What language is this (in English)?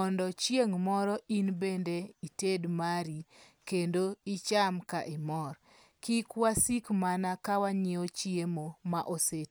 Luo (Kenya and Tanzania)